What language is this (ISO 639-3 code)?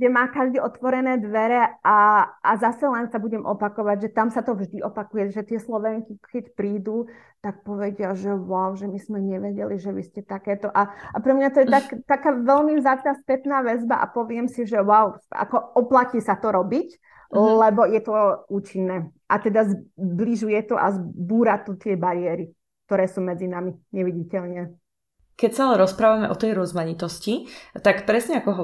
slk